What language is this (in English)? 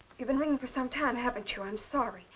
English